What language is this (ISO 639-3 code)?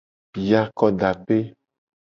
gej